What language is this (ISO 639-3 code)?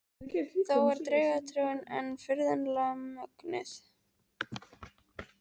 isl